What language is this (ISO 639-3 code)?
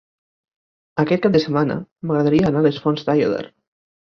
cat